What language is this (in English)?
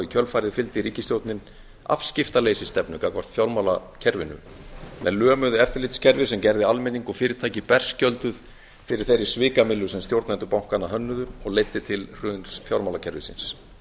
Icelandic